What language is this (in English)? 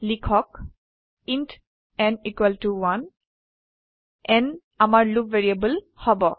Assamese